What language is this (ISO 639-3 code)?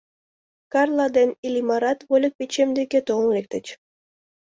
chm